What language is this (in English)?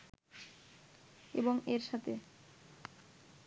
Bangla